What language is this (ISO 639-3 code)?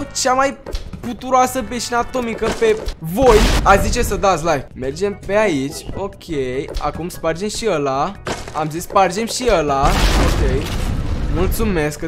ron